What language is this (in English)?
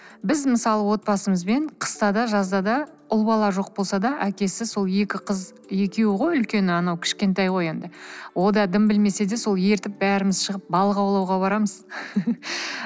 Kazakh